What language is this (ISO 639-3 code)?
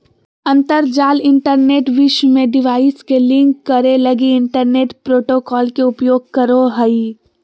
mag